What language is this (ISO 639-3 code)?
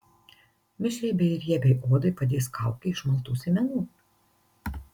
lit